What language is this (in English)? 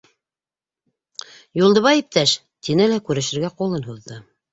Bashkir